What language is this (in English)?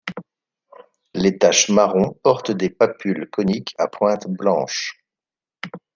French